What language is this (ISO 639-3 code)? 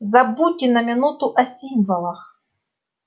rus